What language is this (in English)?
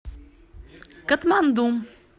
Russian